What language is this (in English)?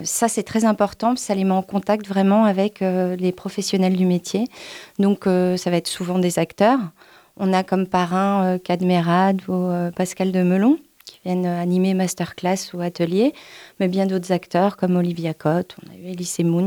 French